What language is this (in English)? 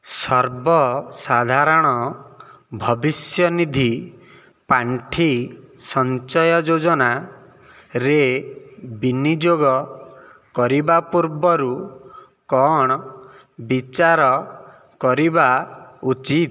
Odia